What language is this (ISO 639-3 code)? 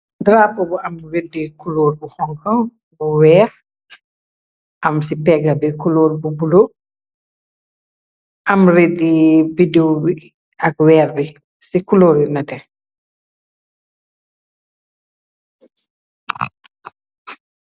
wol